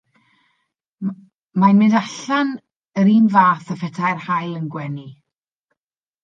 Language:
Welsh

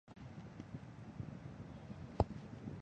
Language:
Chinese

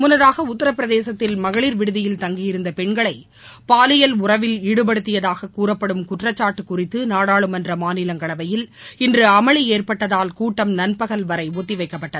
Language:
Tamil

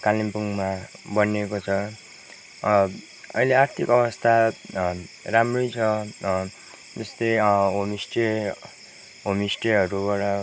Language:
Nepali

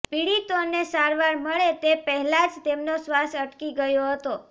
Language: Gujarati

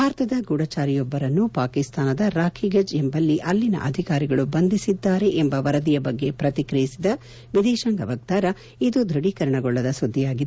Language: Kannada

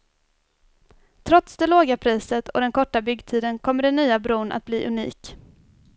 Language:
Swedish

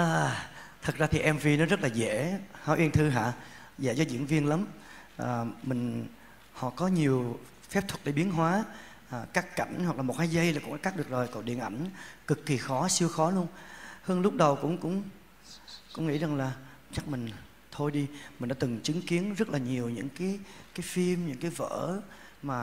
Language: Vietnamese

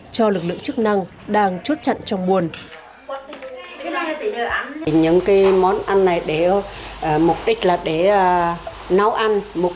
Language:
Vietnamese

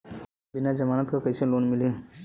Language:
Bhojpuri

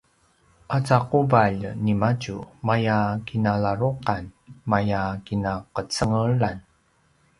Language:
Paiwan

